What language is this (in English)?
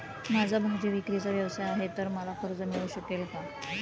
Marathi